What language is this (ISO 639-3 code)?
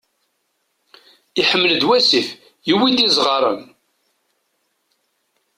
kab